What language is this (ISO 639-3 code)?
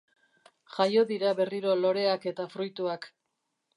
eus